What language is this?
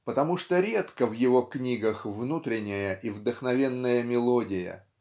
Russian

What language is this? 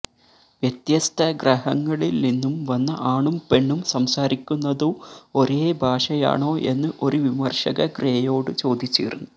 Malayalam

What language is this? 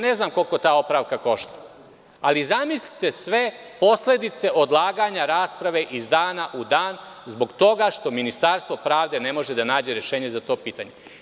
Serbian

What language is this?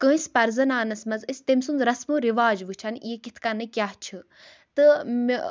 Kashmiri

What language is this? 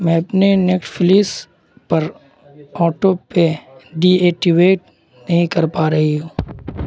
Urdu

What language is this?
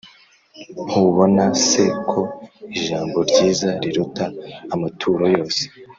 Kinyarwanda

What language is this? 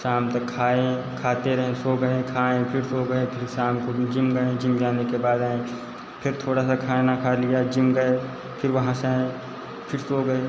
Hindi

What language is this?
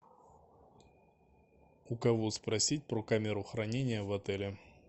Russian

